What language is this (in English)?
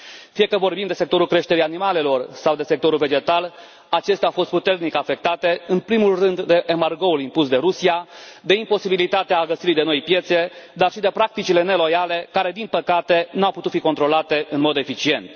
Romanian